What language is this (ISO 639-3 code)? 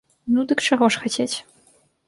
bel